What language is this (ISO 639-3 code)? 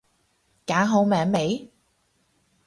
yue